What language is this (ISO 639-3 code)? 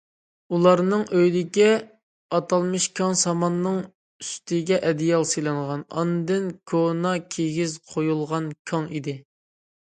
uig